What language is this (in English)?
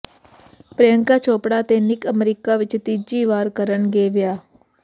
Punjabi